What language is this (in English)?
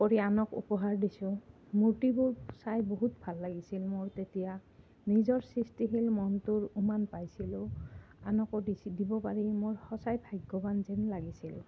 Assamese